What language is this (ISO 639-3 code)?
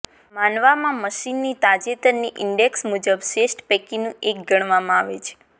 guj